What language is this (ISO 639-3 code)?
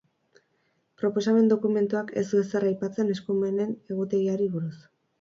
eus